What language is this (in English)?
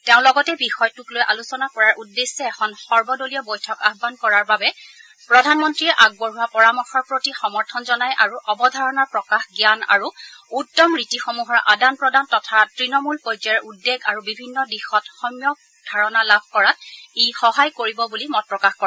Assamese